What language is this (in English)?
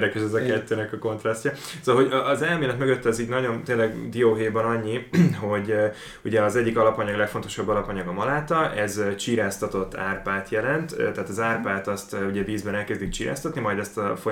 Hungarian